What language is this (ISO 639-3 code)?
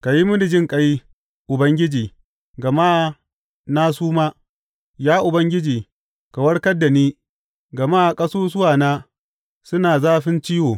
hau